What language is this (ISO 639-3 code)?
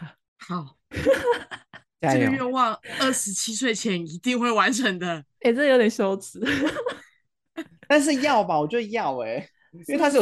zho